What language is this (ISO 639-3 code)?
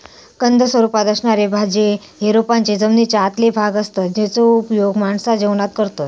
mar